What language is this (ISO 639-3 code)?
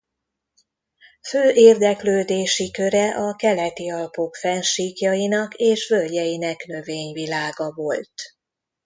hun